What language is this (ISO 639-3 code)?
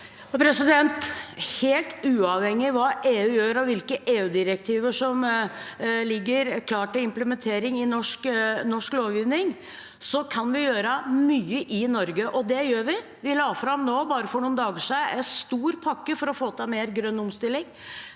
nor